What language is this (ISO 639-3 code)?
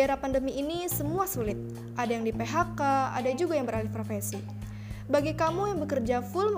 ind